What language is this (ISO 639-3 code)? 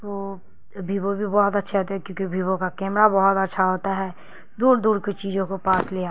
urd